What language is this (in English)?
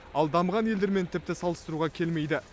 Kazakh